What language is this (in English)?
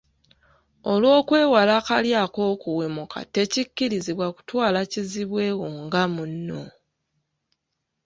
Ganda